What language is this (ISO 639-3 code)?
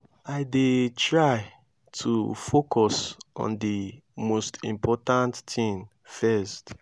pcm